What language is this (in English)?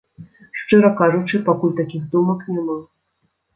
Belarusian